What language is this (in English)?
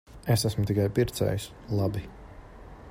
Latvian